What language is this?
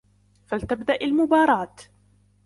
Arabic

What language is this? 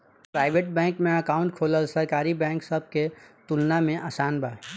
Bhojpuri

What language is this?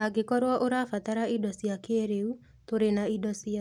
Kikuyu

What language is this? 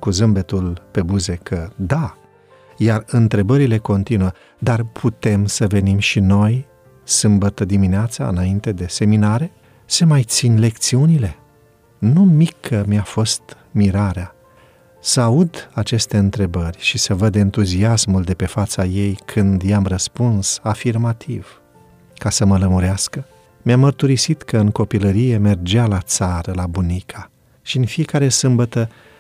Romanian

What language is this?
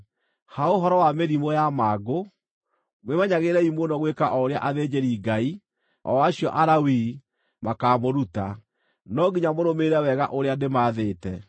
Kikuyu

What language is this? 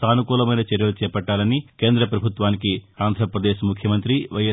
Telugu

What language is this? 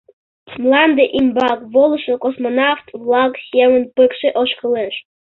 Mari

